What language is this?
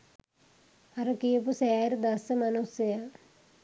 Sinhala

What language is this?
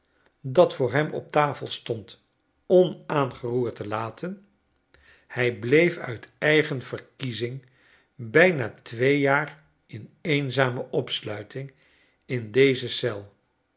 Dutch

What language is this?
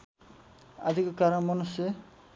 Nepali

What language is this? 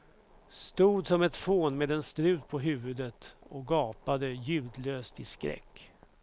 Swedish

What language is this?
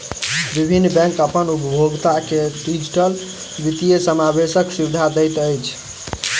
Maithili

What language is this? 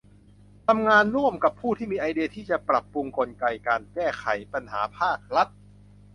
Thai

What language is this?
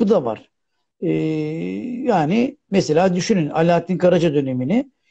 Turkish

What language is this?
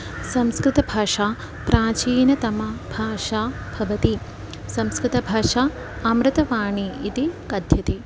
Sanskrit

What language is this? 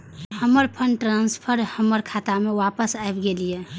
Maithili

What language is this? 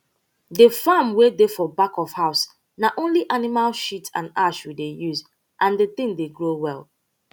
Nigerian Pidgin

